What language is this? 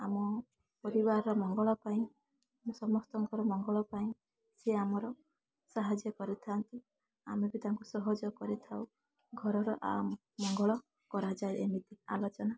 Odia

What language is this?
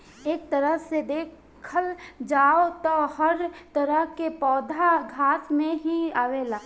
Bhojpuri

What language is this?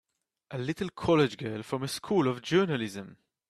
English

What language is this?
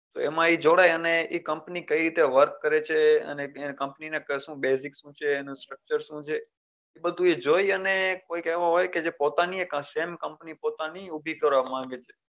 Gujarati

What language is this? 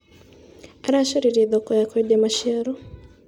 Kikuyu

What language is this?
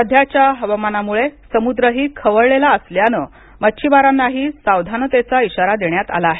Marathi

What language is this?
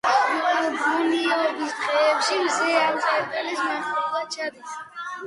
Georgian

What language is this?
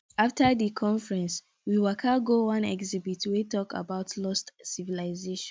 Nigerian Pidgin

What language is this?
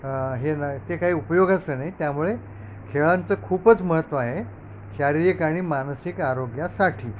Marathi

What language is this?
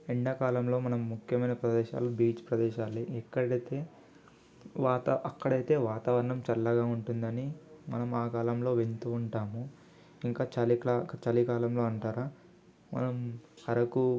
Telugu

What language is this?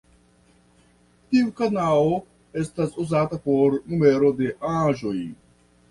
Esperanto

